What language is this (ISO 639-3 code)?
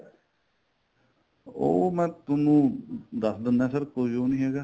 pan